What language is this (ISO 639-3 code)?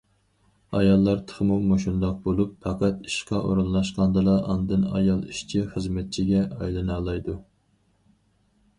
uig